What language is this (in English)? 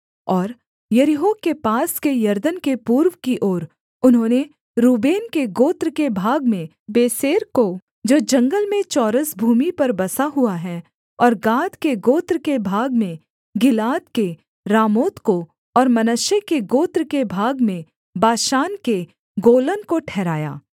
Hindi